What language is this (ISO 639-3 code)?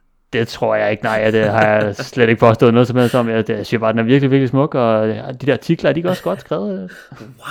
dan